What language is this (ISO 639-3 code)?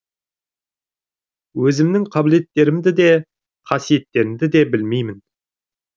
kaz